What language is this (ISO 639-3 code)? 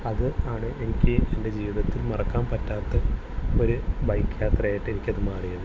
mal